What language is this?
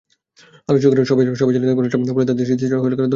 Bangla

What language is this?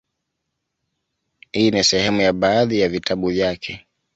Swahili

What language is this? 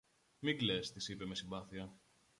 Greek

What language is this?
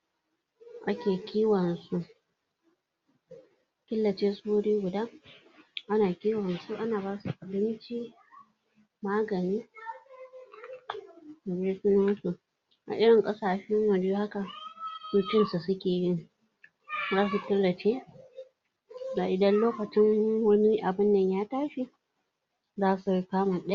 Hausa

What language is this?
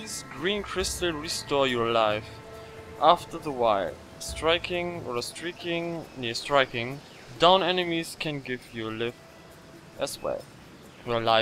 German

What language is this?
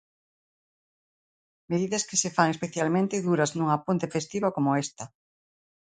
Galician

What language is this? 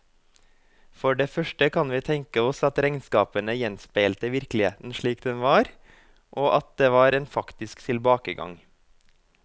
Norwegian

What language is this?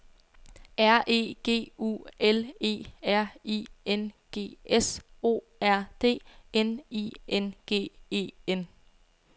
Danish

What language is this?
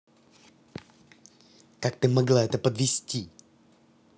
Russian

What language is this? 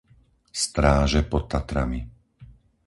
Slovak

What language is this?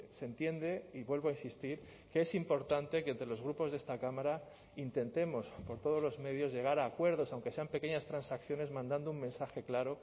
Spanish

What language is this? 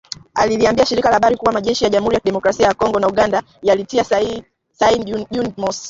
Swahili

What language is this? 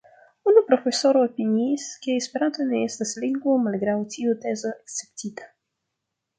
Esperanto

